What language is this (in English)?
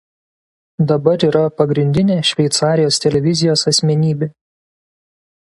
Lithuanian